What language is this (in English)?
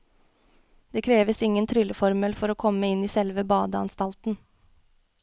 Norwegian